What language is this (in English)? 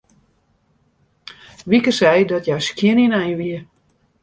Western Frisian